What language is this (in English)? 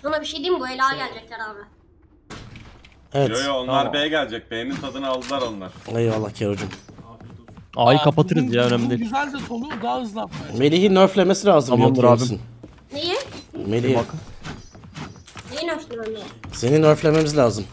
Turkish